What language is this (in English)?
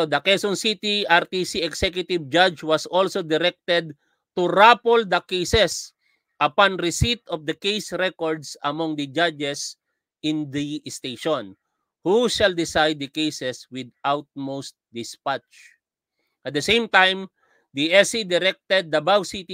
Filipino